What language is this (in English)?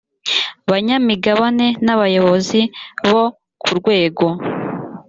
Kinyarwanda